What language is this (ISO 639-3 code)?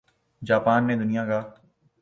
urd